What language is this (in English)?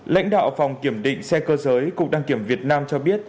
Vietnamese